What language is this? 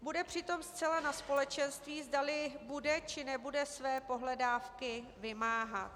Czech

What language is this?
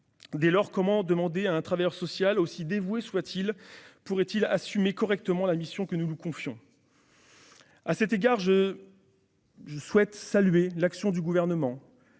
French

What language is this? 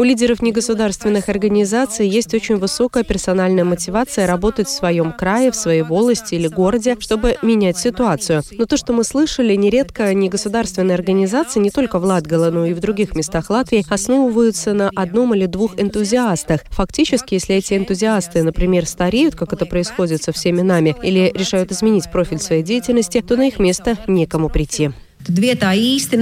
Russian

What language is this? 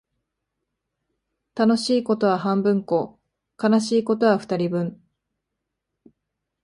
Japanese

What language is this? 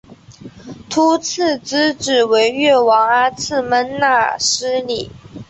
Chinese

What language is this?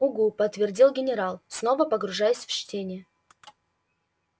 Russian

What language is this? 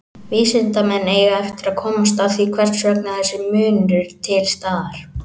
Icelandic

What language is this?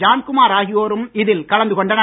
Tamil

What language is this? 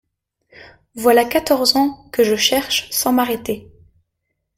French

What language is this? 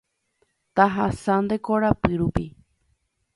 Guarani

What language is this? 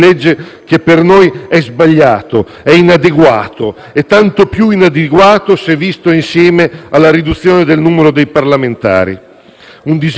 Italian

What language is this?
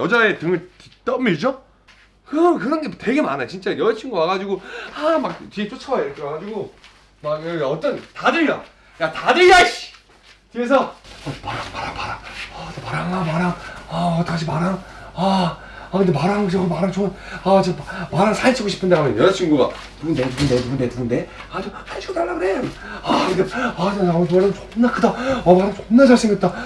Korean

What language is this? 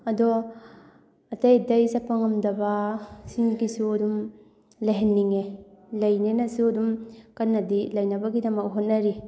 Manipuri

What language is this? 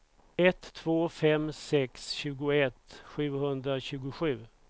Swedish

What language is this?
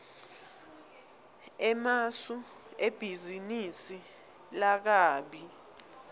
Swati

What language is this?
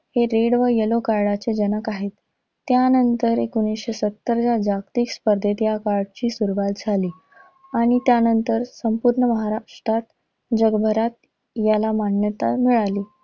Marathi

